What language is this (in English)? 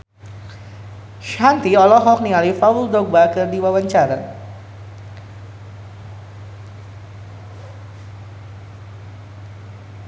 Sundanese